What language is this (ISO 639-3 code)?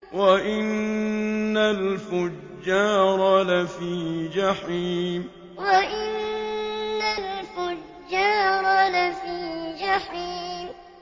ara